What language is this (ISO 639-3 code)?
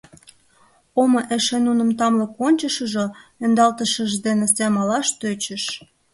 chm